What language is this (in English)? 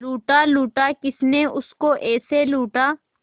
Hindi